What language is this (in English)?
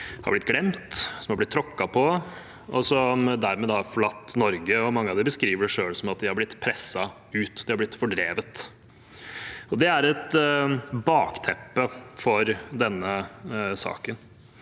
Norwegian